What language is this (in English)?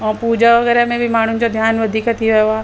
Sindhi